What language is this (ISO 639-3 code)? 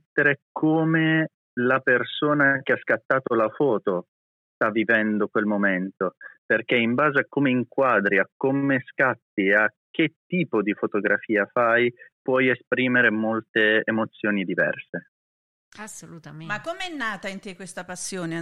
ita